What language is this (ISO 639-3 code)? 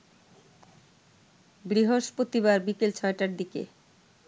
ben